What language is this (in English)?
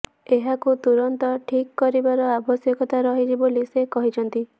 Odia